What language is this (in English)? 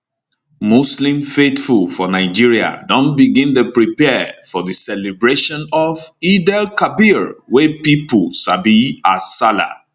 Nigerian Pidgin